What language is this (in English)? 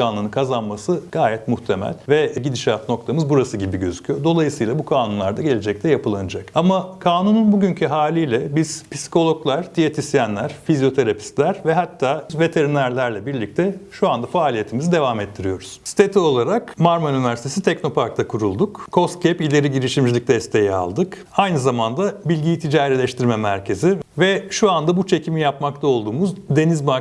Turkish